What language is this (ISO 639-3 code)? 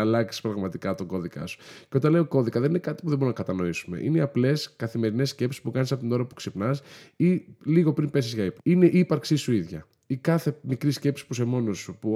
ell